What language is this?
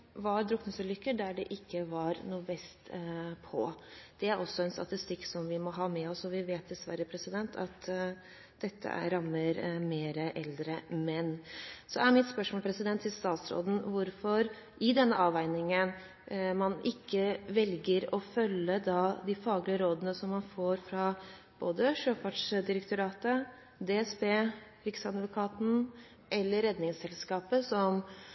Norwegian Bokmål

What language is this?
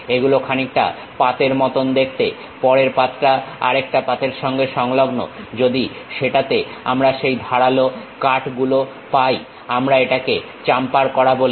Bangla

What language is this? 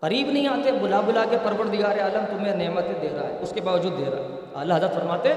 Urdu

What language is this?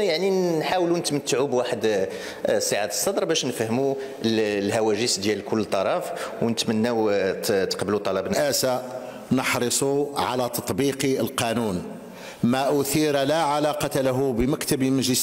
Arabic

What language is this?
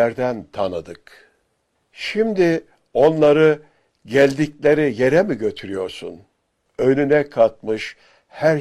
Turkish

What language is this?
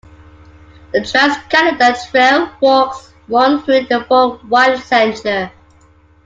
English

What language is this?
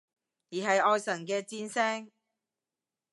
Cantonese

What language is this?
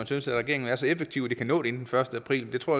Danish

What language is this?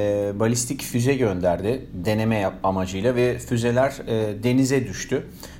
Turkish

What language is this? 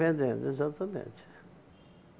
Portuguese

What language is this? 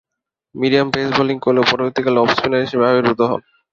Bangla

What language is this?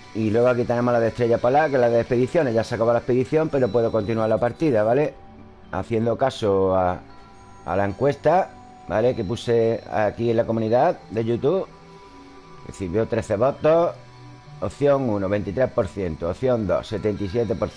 Spanish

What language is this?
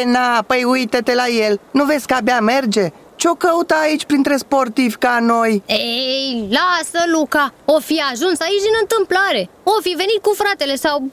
Romanian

